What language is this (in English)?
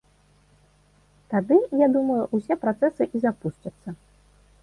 Belarusian